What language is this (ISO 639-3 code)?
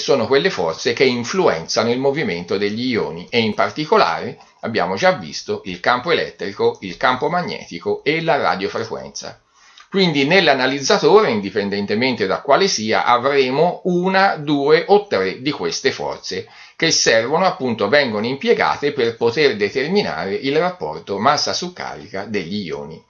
ita